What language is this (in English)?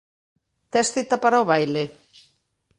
Galician